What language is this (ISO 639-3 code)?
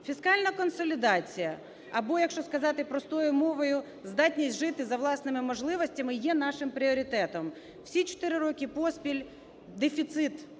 ukr